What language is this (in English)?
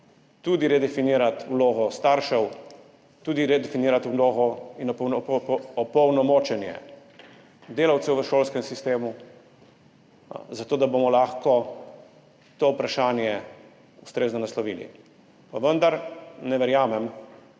Slovenian